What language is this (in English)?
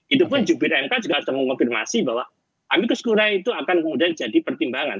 Indonesian